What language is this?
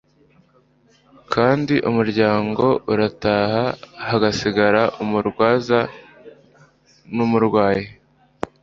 Kinyarwanda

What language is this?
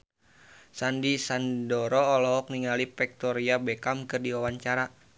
Sundanese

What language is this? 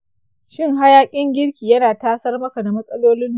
Hausa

